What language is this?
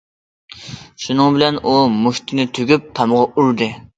Uyghur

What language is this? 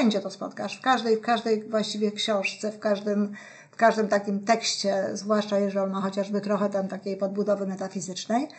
Polish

